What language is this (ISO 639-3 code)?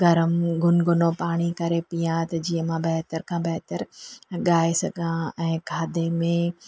snd